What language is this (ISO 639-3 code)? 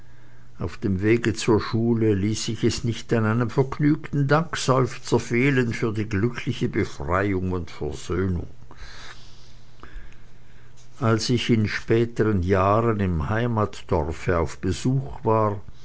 deu